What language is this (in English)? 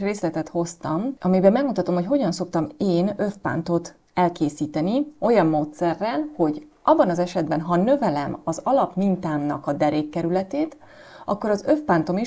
Hungarian